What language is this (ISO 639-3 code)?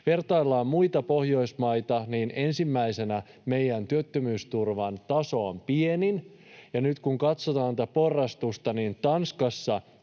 fin